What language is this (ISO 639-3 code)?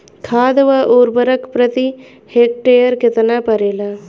bho